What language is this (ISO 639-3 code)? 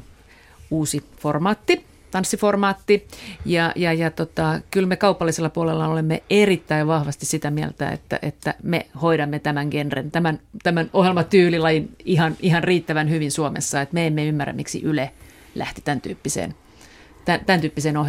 fin